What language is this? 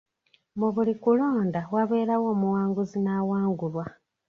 Ganda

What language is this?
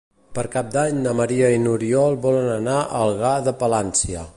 Catalan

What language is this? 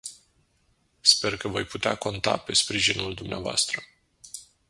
Romanian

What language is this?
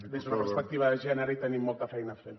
Catalan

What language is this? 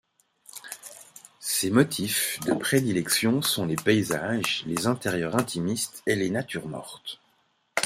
French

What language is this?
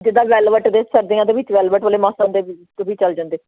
Punjabi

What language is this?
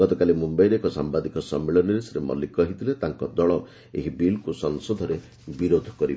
Odia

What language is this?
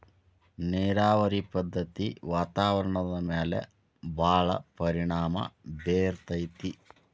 Kannada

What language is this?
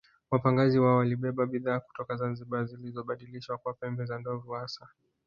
Swahili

